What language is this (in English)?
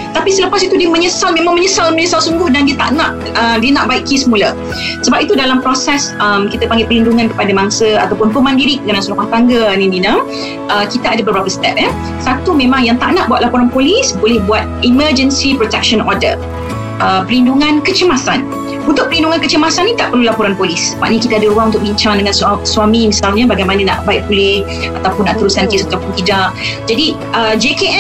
Malay